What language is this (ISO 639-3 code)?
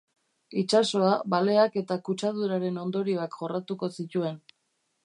eus